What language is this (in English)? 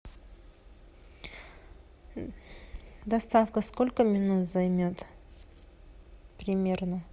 Russian